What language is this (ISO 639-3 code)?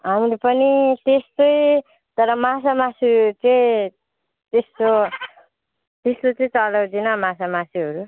nep